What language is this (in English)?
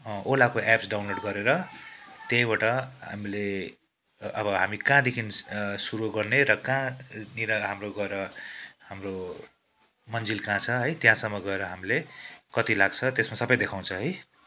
Nepali